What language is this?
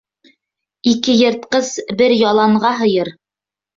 Bashkir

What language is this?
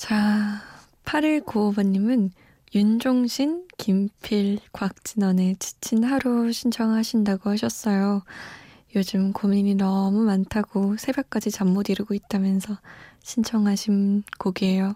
Korean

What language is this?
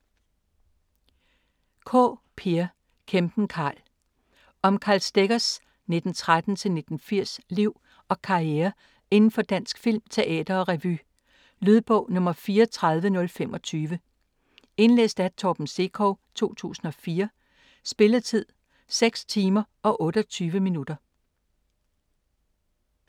Danish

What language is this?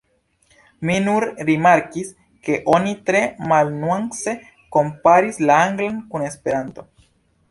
Esperanto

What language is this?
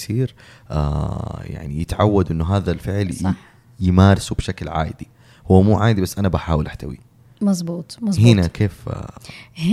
Arabic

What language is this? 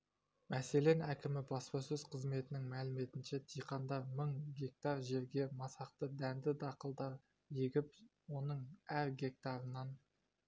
Kazakh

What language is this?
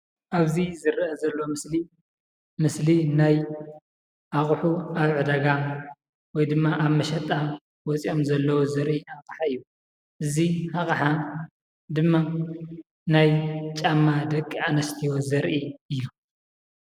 Tigrinya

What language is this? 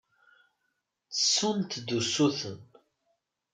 Kabyle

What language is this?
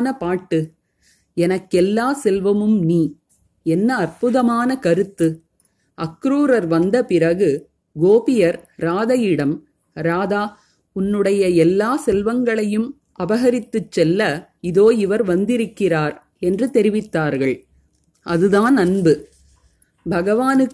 Tamil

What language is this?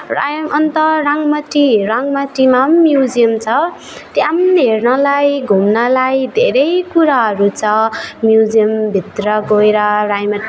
Nepali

